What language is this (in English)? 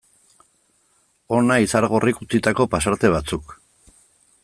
Basque